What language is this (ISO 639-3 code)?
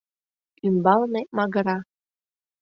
chm